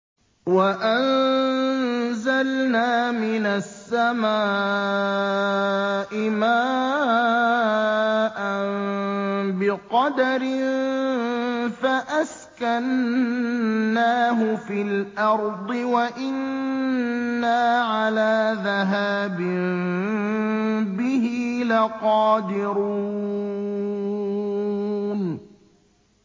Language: Arabic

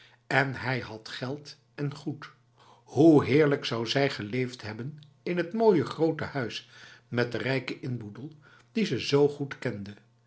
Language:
Dutch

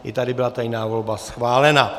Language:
Czech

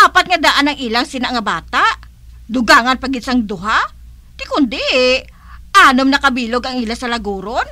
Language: Filipino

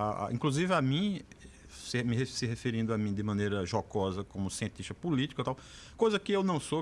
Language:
Portuguese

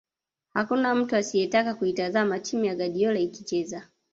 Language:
Swahili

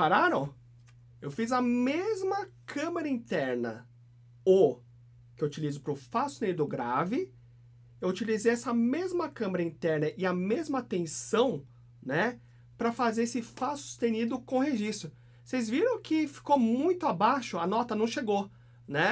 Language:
Portuguese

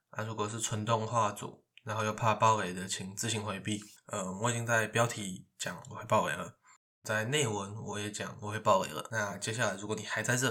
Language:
Chinese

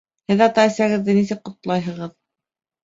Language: Bashkir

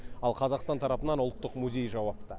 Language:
Kazakh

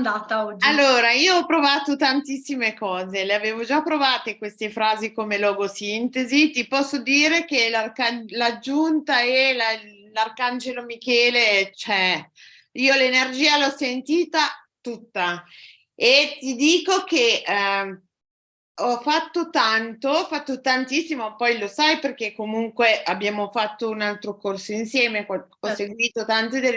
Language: Italian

